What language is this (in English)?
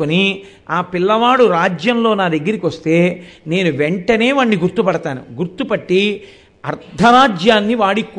Telugu